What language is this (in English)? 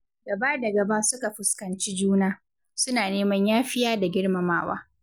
Hausa